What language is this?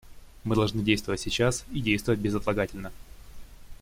Russian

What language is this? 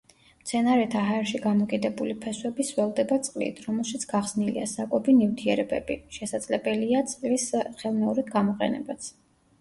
Georgian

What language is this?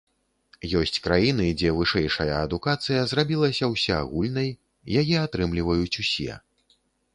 Belarusian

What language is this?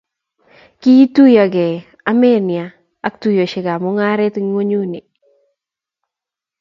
Kalenjin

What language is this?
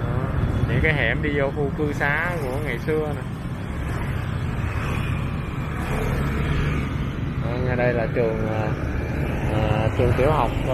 Vietnamese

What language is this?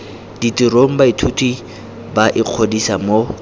Tswana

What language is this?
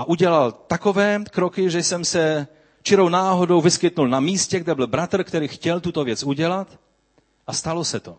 Czech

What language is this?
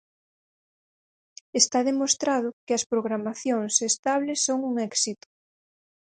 Galician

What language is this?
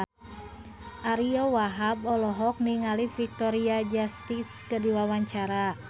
Sundanese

